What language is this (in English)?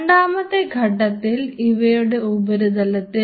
Malayalam